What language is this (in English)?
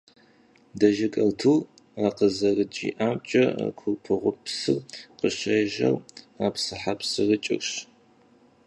Kabardian